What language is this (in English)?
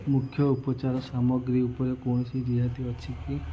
Odia